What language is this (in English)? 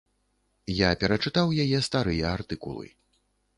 Belarusian